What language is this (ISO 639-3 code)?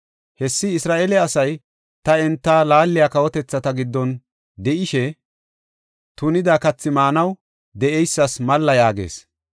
gof